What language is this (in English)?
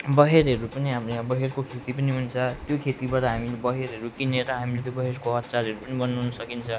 Nepali